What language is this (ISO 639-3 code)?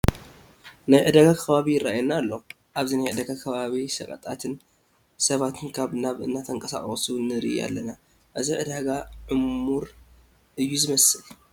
tir